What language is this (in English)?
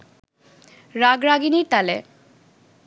Bangla